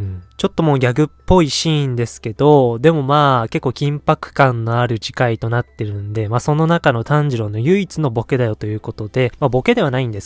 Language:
Japanese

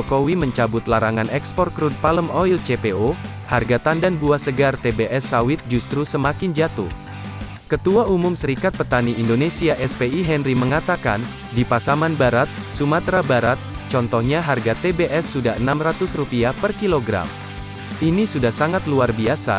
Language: Indonesian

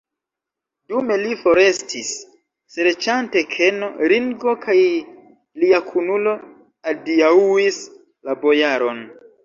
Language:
Esperanto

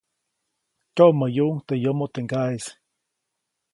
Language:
Copainalá Zoque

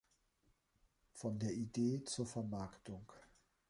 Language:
German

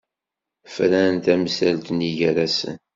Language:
Kabyle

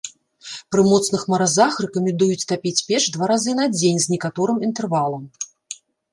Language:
Belarusian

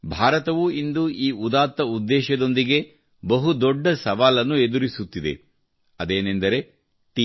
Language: Kannada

